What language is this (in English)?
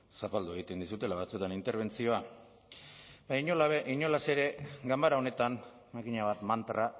Basque